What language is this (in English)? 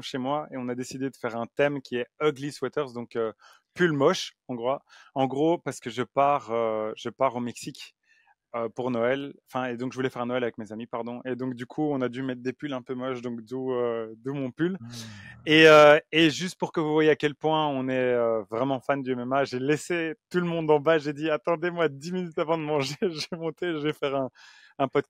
French